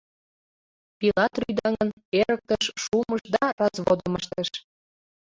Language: Mari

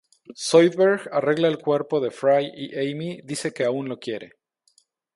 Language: Spanish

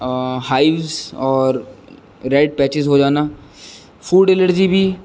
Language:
Urdu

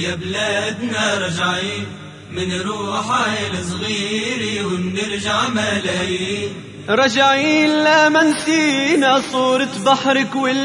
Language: Arabic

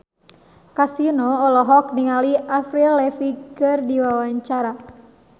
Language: Sundanese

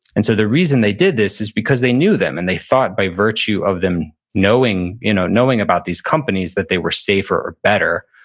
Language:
English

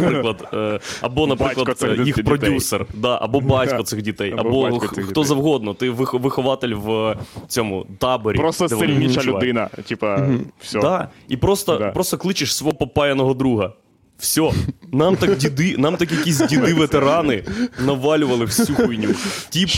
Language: Ukrainian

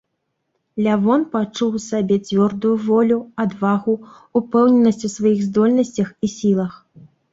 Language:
Belarusian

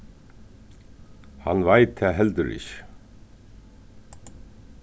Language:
Faroese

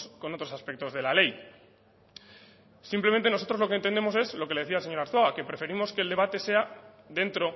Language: Spanish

